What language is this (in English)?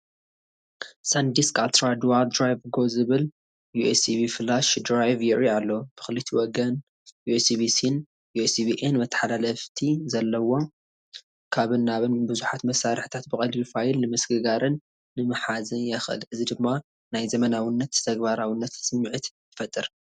Tigrinya